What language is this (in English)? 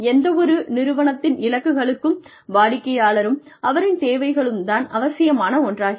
Tamil